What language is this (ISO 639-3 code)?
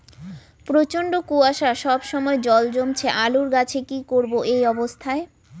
ben